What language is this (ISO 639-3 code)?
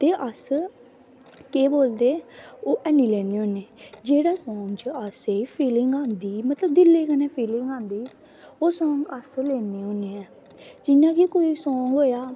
doi